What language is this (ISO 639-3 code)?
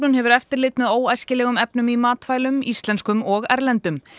isl